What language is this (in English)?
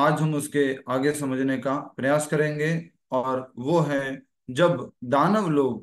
Hindi